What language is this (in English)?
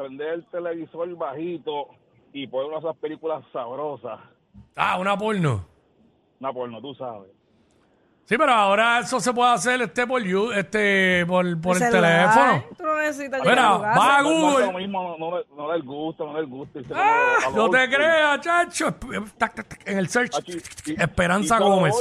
Spanish